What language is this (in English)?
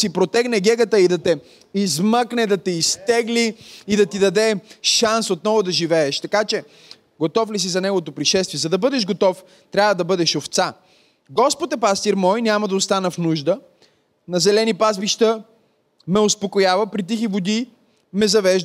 Bulgarian